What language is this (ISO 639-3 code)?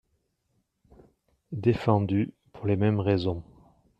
fra